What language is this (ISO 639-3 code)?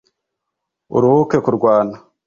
kin